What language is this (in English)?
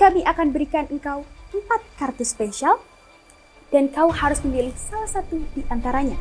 Indonesian